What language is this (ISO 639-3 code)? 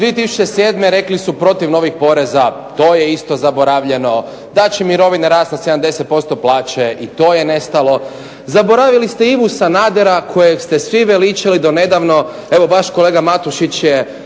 hrv